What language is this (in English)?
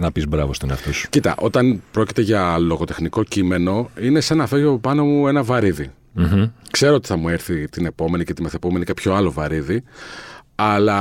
Greek